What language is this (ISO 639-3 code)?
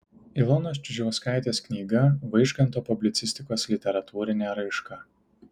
lit